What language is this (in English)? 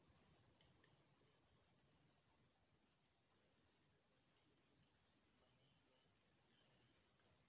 Chhattisgarhi